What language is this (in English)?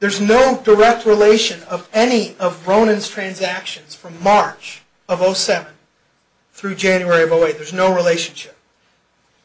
English